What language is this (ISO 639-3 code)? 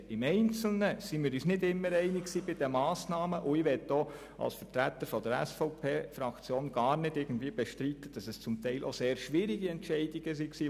gsw